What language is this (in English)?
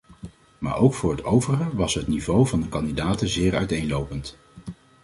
Dutch